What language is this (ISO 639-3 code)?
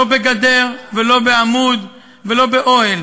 heb